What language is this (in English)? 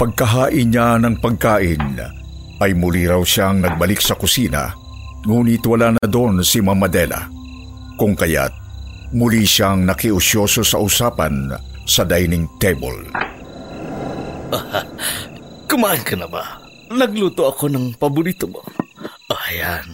Filipino